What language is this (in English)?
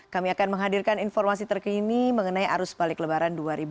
Indonesian